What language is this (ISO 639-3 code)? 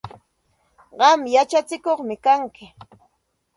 qxt